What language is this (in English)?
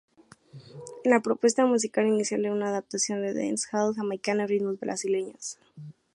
Spanish